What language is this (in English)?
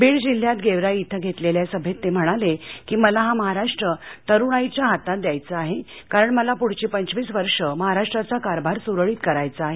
Marathi